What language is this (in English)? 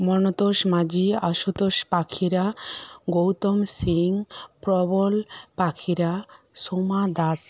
Bangla